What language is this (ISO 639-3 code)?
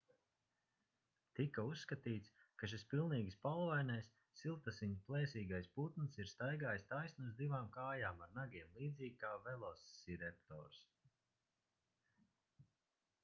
lav